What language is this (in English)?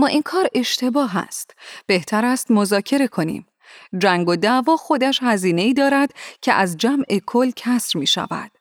Persian